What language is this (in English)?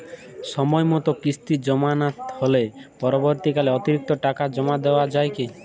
Bangla